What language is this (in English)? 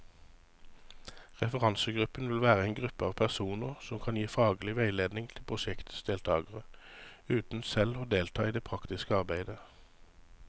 Norwegian